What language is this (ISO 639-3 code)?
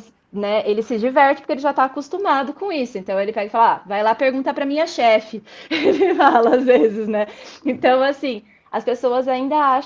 por